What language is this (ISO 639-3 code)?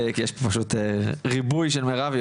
heb